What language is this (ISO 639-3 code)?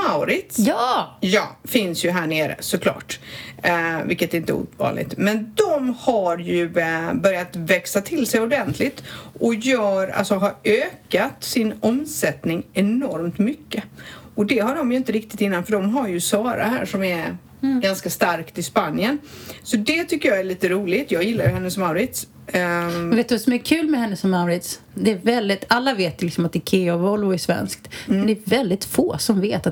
swe